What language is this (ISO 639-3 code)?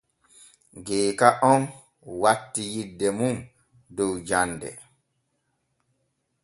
fue